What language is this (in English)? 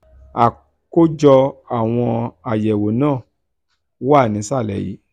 Yoruba